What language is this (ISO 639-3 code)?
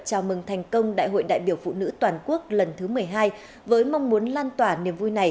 vie